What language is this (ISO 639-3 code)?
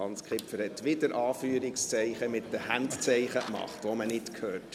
gsw